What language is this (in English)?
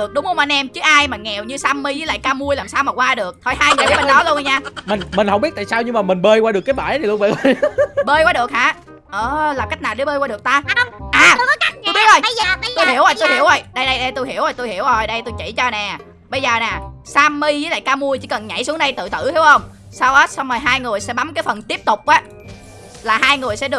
Vietnamese